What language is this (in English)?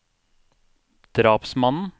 Norwegian